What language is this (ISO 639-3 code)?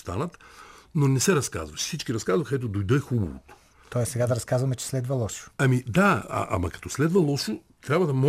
bul